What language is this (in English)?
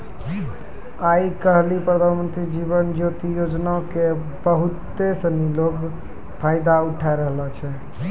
Maithili